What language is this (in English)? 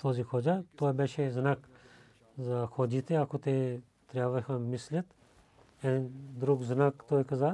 Bulgarian